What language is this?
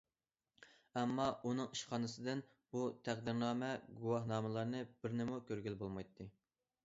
Uyghur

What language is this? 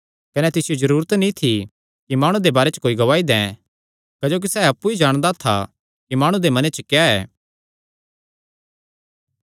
Kangri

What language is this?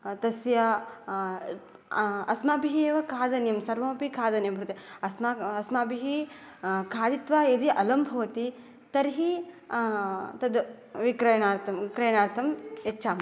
Sanskrit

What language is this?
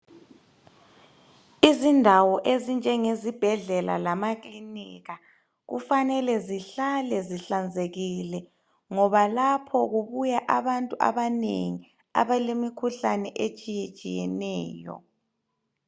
North Ndebele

